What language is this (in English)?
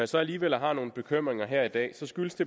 Danish